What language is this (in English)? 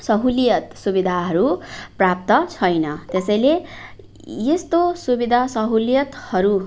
Nepali